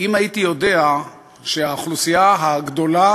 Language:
Hebrew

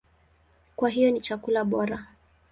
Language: Swahili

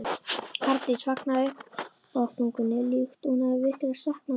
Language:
Icelandic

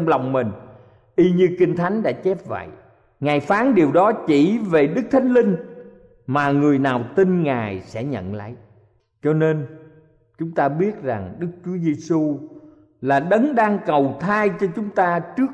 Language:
Vietnamese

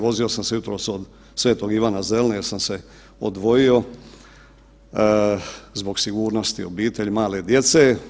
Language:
Croatian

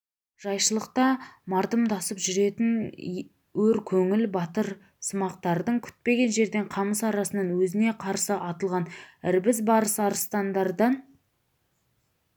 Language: Kazakh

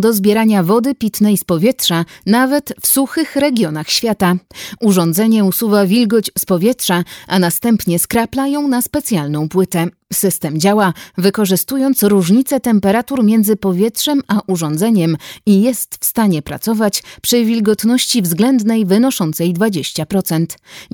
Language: Polish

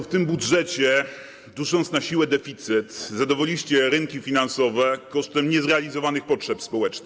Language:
Polish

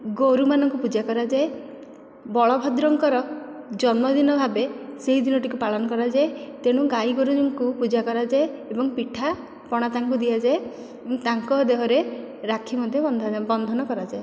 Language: Odia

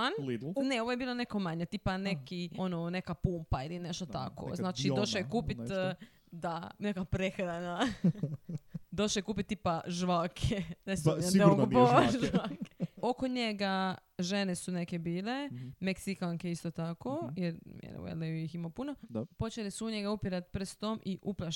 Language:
Croatian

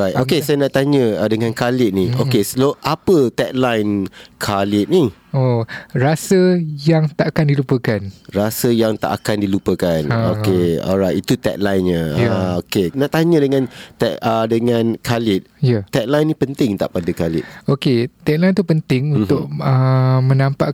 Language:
Malay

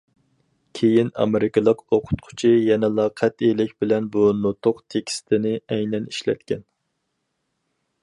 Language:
Uyghur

